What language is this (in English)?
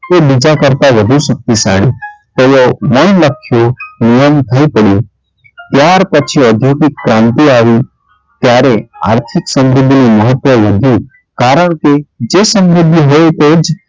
Gujarati